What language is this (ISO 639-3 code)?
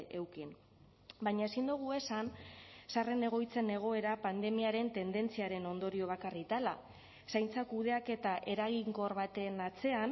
eus